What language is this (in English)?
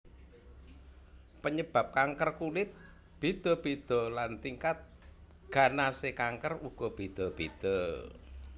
Javanese